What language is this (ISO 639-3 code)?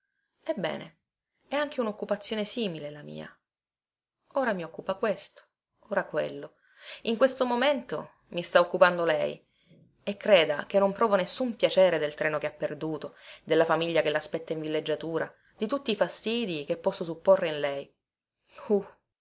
ita